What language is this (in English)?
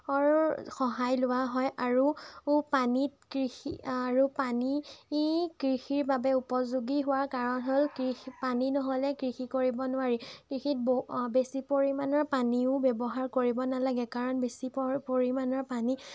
Assamese